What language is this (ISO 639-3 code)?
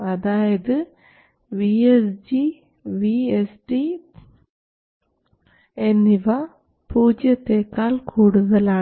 mal